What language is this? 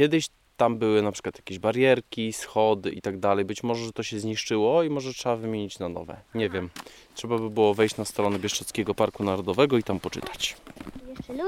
Polish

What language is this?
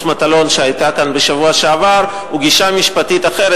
Hebrew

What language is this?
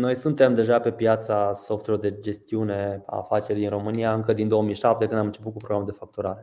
Romanian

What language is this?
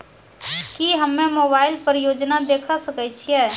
Maithili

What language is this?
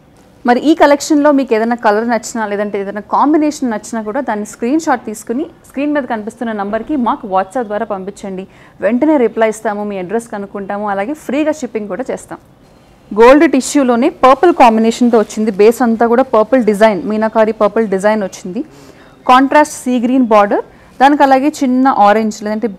Telugu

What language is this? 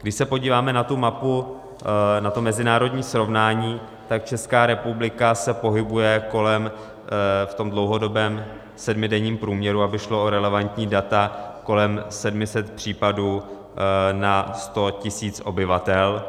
Czech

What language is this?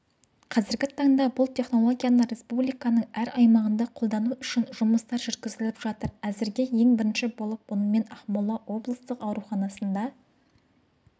Kazakh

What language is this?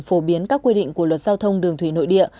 Vietnamese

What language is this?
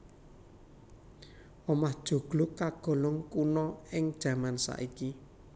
Javanese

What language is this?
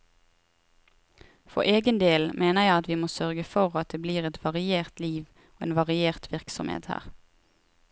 Norwegian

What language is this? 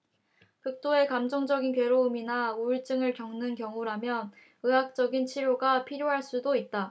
Korean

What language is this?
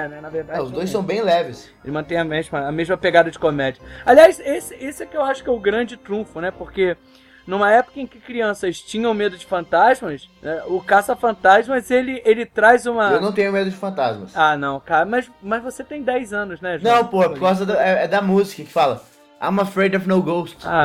Portuguese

